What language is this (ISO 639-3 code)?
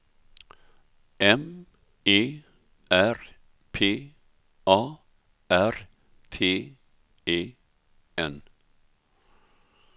swe